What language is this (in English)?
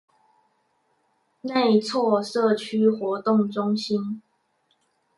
Chinese